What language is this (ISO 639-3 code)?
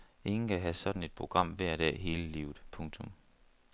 dan